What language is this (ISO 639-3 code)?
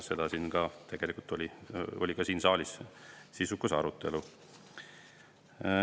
est